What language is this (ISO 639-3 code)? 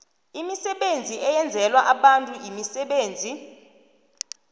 nbl